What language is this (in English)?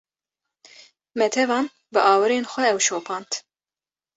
Kurdish